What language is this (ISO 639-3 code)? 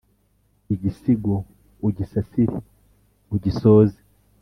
kin